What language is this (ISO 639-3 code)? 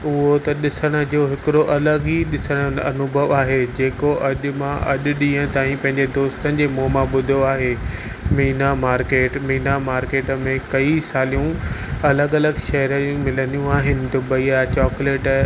snd